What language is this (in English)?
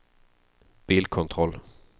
Swedish